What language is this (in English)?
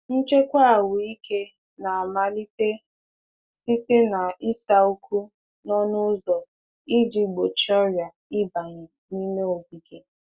Igbo